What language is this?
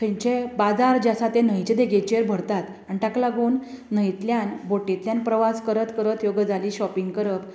Konkani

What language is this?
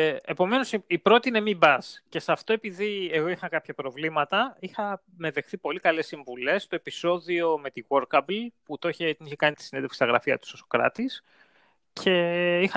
Greek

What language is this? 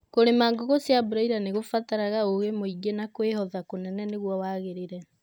Kikuyu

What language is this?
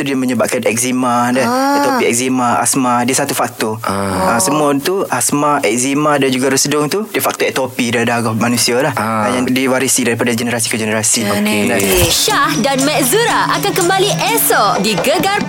Malay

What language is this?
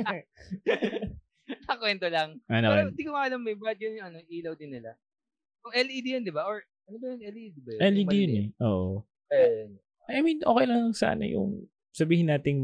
Filipino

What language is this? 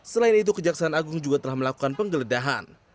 Indonesian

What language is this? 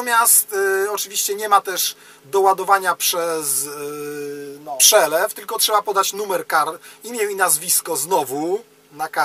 Polish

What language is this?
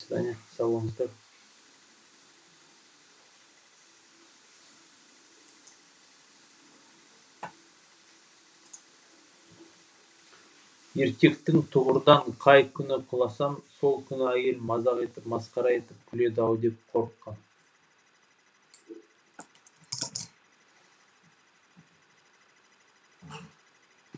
Kazakh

